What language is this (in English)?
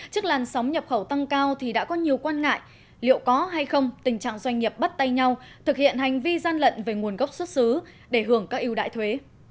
Vietnamese